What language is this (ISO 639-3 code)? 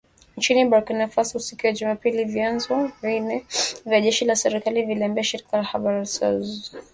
swa